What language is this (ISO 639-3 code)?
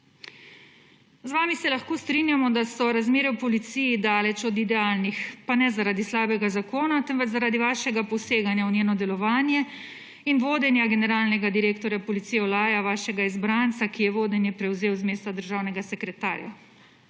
slv